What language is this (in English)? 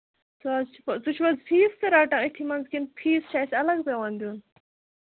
Kashmiri